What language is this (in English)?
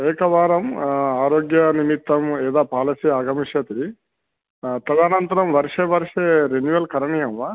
Sanskrit